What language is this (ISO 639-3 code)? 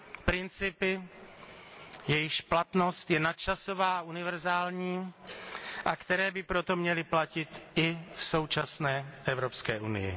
ces